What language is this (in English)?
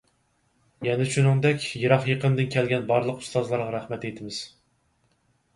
Uyghur